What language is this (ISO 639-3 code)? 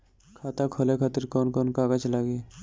bho